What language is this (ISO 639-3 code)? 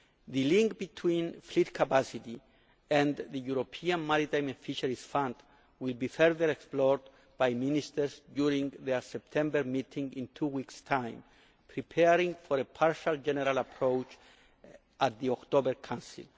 eng